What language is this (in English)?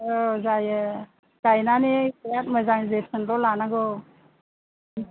Bodo